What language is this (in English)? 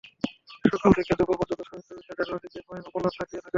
Bangla